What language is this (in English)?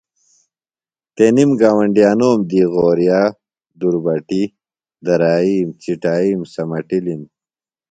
Phalura